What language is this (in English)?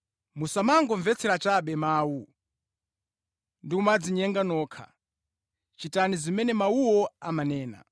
Nyanja